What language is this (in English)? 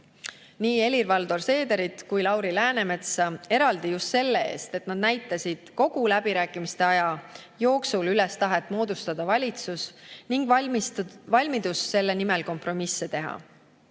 Estonian